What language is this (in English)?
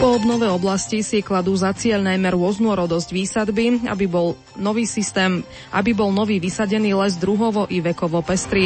Slovak